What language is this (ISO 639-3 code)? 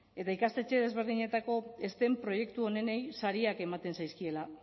eus